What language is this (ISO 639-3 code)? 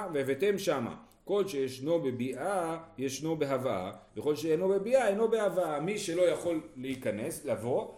heb